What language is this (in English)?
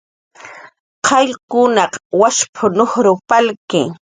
Jaqaru